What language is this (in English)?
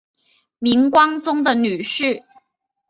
Chinese